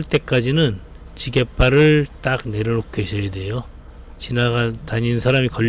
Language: Korean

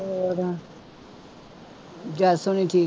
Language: Punjabi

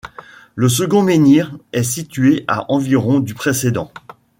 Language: French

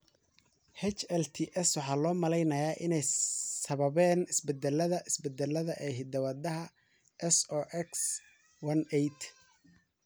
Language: Somali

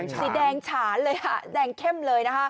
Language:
Thai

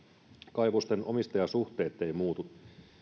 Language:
Finnish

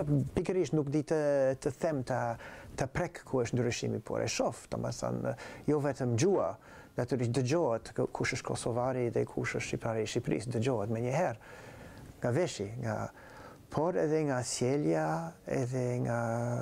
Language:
Romanian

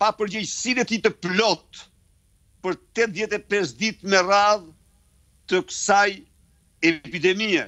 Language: Romanian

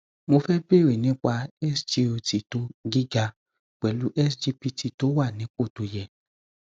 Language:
Yoruba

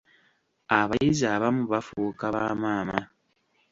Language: Ganda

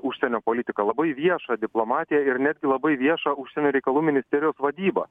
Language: Lithuanian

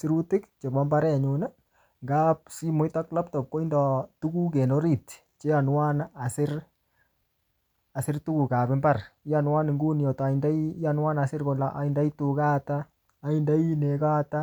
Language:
Kalenjin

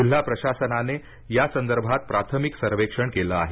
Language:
Marathi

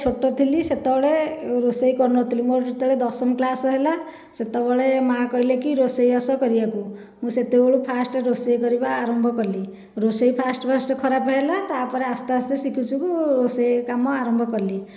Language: Odia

